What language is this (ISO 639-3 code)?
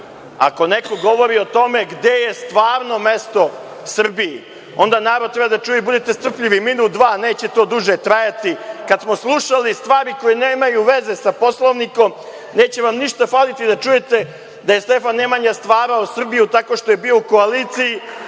srp